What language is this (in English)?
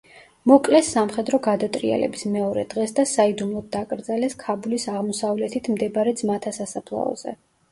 Georgian